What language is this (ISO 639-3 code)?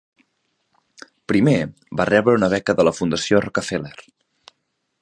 cat